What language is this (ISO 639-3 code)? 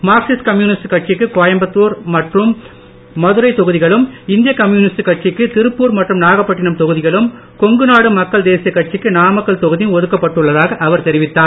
tam